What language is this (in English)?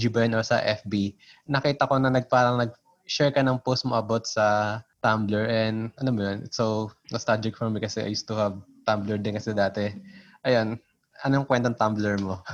Filipino